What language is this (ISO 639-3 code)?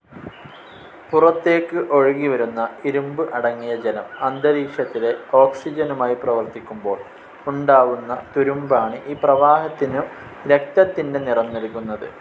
mal